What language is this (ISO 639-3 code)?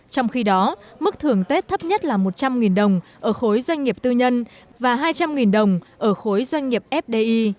vie